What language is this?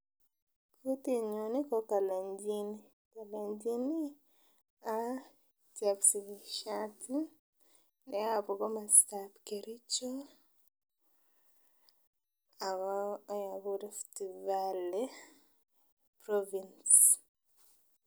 Kalenjin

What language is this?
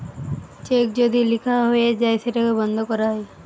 Bangla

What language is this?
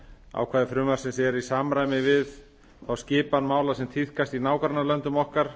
Icelandic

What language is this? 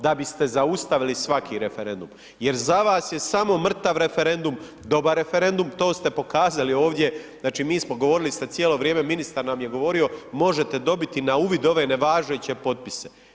Croatian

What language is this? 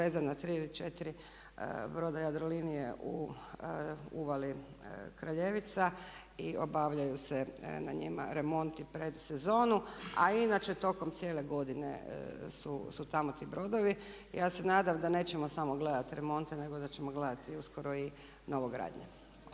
Croatian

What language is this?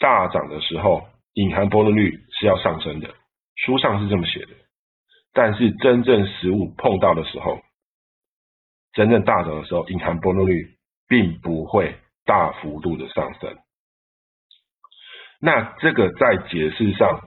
Chinese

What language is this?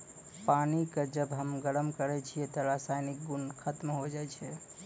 Maithili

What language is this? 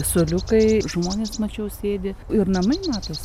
Lithuanian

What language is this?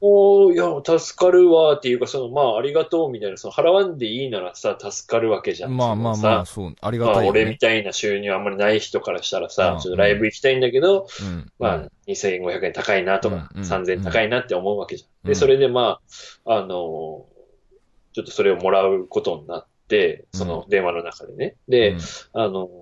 Japanese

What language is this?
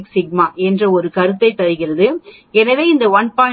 Tamil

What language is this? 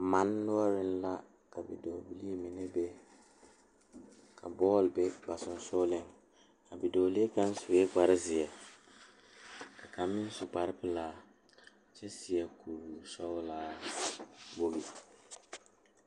Southern Dagaare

